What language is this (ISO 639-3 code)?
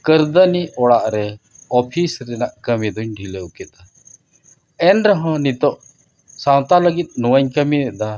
sat